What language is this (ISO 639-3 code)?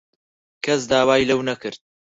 ckb